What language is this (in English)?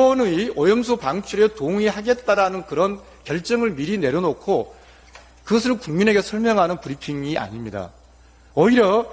Korean